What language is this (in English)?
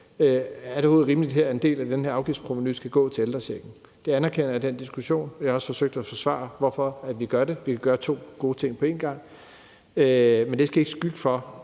Danish